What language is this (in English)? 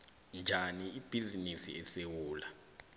South Ndebele